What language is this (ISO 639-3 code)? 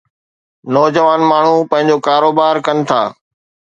snd